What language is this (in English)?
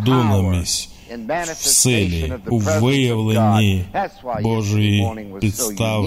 Ukrainian